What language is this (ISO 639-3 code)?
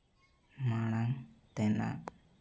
sat